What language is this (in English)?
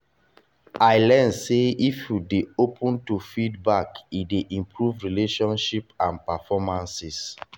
Nigerian Pidgin